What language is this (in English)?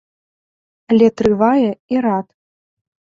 Belarusian